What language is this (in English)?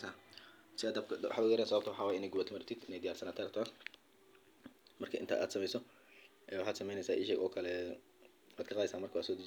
Somali